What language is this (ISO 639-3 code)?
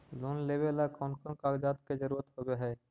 mag